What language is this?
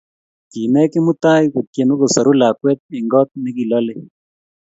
Kalenjin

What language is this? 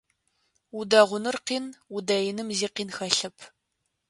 Adyghe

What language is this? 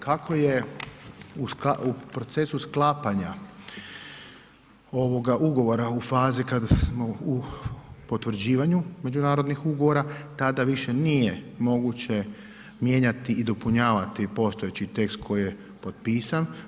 Croatian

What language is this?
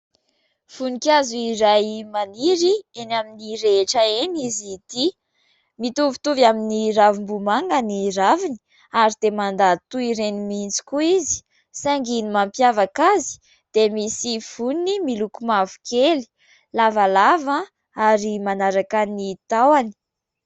Malagasy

